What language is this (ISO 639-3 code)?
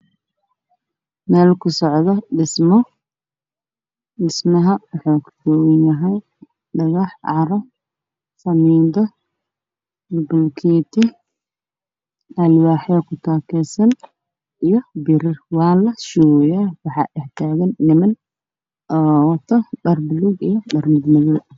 som